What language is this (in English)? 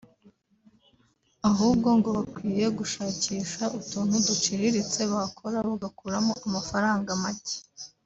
Kinyarwanda